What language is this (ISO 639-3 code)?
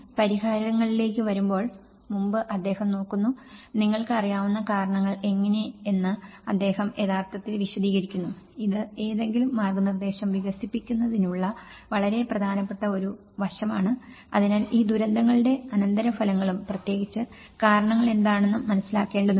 mal